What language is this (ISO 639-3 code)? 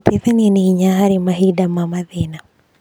kik